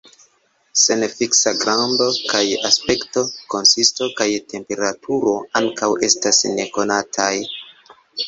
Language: Esperanto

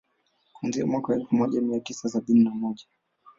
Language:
Swahili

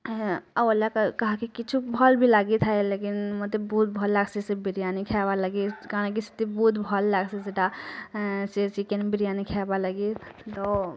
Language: Odia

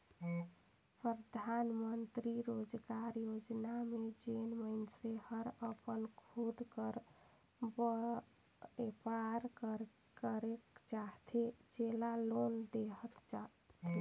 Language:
Chhattisgarhi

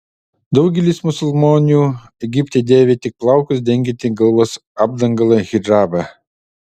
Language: Lithuanian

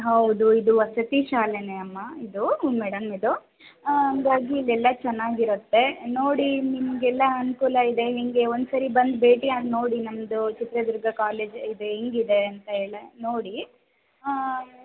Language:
Kannada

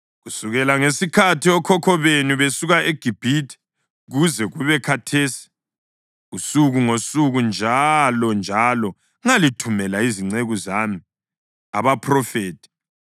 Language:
North Ndebele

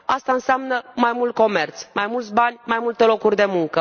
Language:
Romanian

